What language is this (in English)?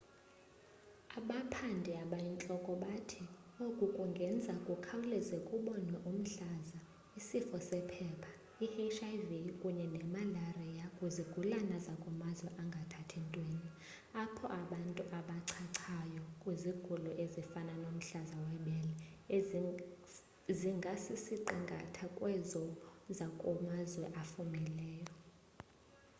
Xhosa